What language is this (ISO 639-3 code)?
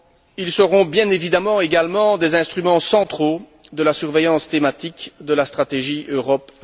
fra